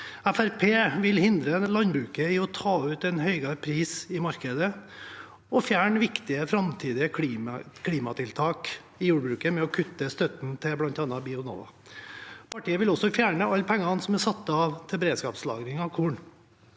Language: Norwegian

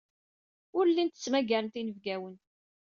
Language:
Kabyle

